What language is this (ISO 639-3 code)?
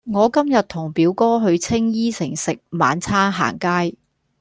yue